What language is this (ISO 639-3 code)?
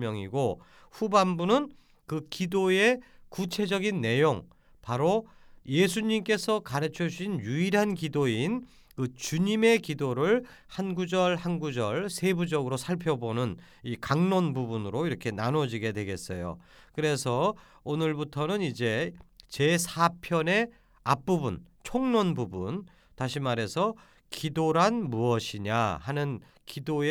kor